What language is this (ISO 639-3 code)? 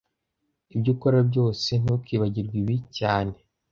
kin